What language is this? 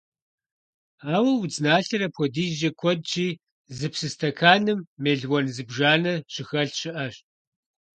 Kabardian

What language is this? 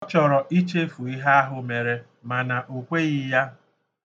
Igbo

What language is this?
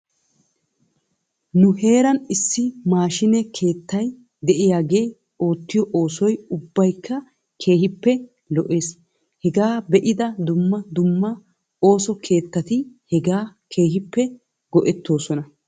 Wolaytta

